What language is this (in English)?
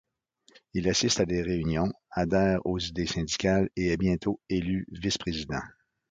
French